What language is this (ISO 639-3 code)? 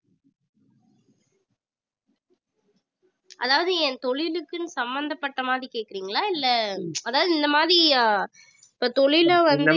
tam